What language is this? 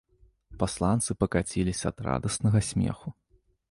Belarusian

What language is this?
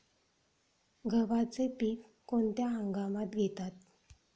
Marathi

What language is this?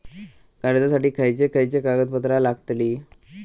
Marathi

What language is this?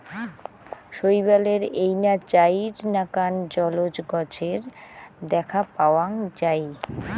Bangla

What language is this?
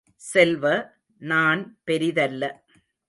Tamil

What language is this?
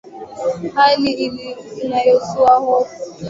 Swahili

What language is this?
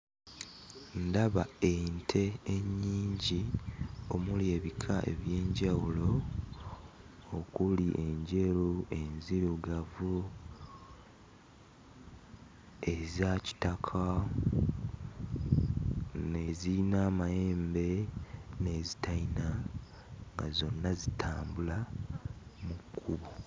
Ganda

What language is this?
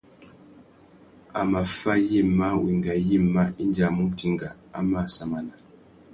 Tuki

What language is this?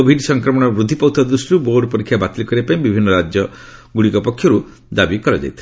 Odia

